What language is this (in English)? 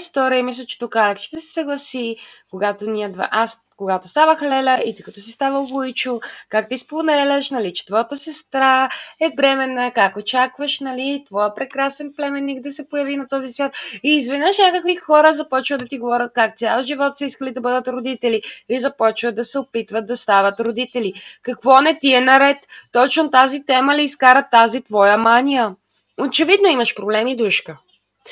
Bulgarian